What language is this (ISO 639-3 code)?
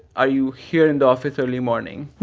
eng